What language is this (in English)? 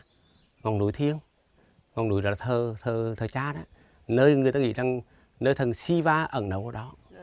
Vietnamese